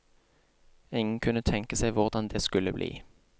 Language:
Norwegian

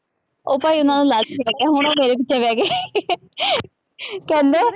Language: Punjabi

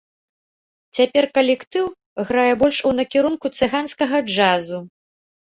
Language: Belarusian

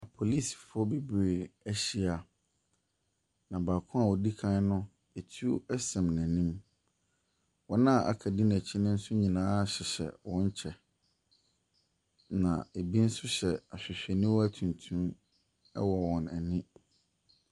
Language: Akan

